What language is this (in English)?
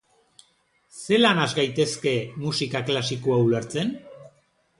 Basque